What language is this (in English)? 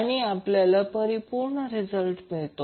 Marathi